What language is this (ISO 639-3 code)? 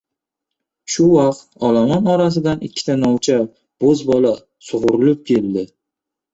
uzb